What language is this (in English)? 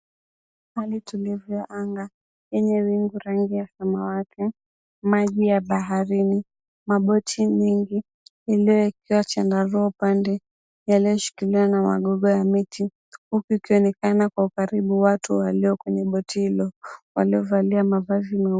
Swahili